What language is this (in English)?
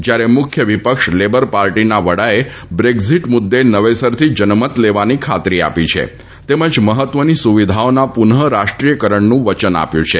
Gujarati